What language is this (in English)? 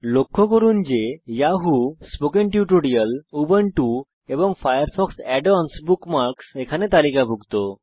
Bangla